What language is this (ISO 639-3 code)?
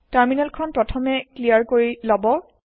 asm